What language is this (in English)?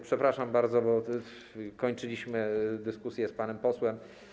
Polish